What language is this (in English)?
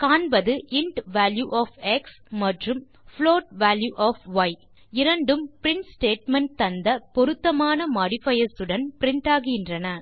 Tamil